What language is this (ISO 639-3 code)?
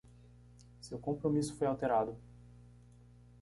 por